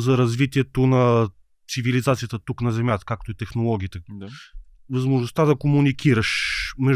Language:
Bulgarian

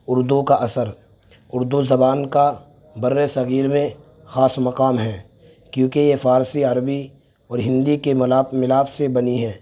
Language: Urdu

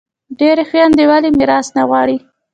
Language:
Pashto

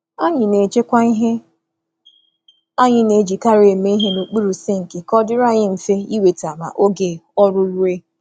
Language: Igbo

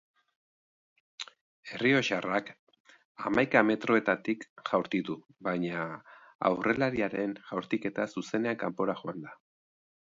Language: Basque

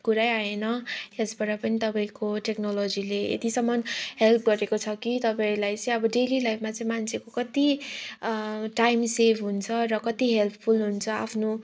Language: Nepali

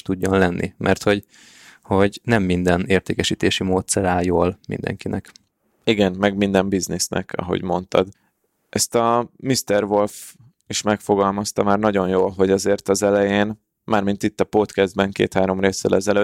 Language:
Hungarian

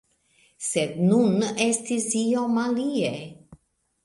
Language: Esperanto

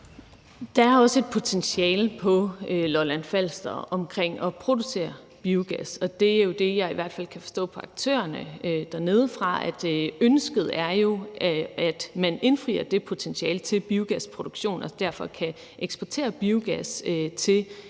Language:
Danish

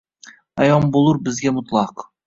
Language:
Uzbek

